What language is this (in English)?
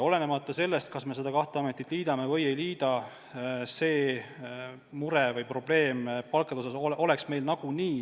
Estonian